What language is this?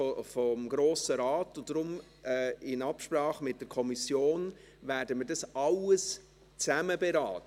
Swiss German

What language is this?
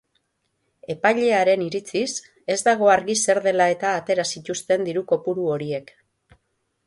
Basque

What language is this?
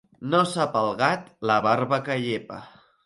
Catalan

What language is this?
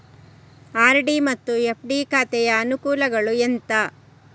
Kannada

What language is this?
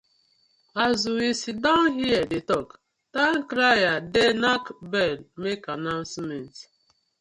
Nigerian Pidgin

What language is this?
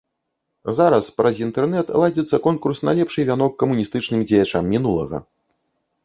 Belarusian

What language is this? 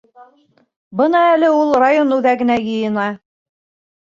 Bashkir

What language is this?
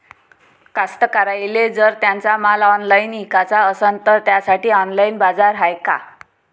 Marathi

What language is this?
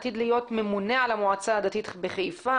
Hebrew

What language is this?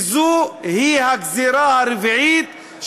Hebrew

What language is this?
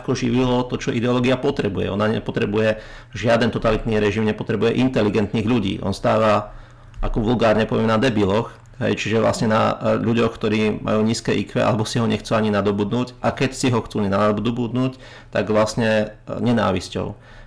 Slovak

